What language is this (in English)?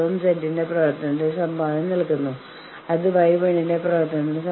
Malayalam